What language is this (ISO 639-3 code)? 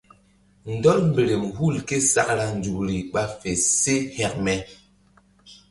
mdd